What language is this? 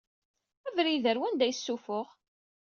Kabyle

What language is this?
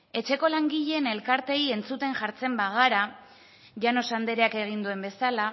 Basque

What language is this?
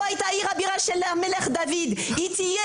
Hebrew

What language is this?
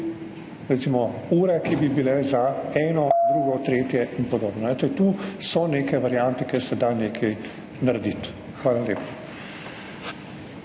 Slovenian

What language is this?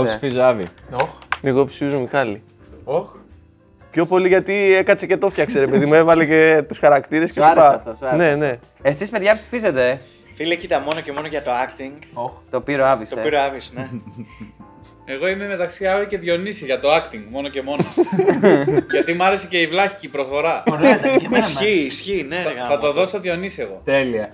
Greek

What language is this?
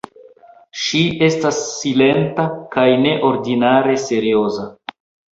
Esperanto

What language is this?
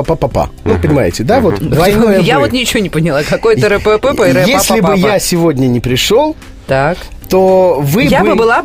Russian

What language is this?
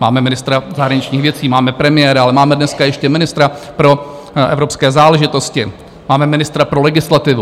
Czech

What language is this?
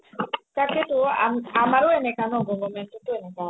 Assamese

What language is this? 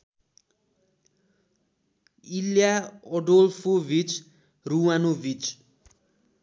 Nepali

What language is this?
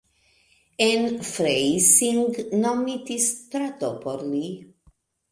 Esperanto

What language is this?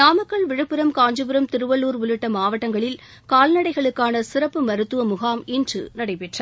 Tamil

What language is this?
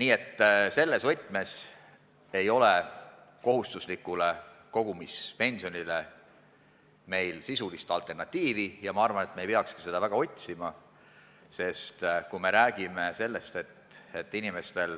Estonian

